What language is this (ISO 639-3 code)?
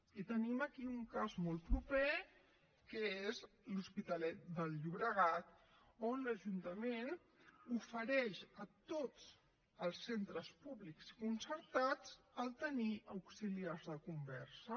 cat